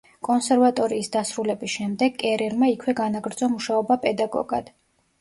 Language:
Georgian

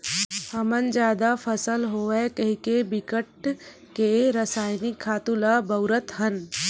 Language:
Chhattisgarhi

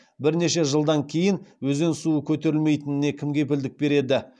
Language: Kazakh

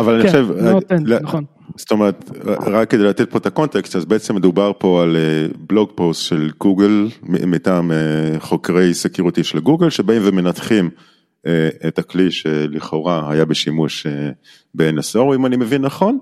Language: Hebrew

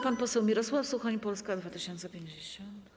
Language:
Polish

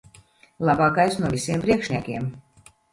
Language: Latvian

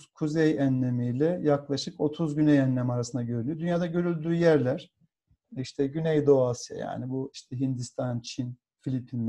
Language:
Turkish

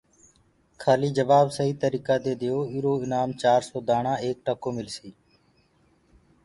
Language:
Gurgula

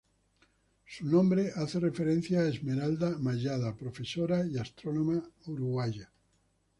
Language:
Spanish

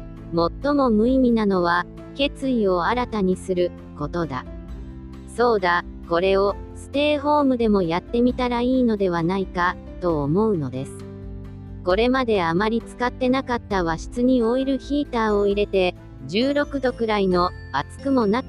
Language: Japanese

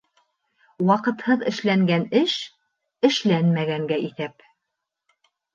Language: Bashkir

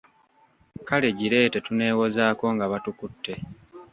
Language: Ganda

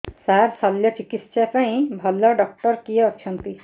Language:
Odia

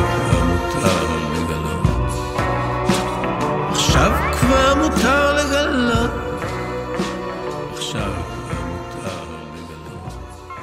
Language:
Hebrew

